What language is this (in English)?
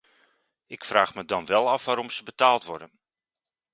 Dutch